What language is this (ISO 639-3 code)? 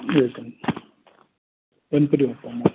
mar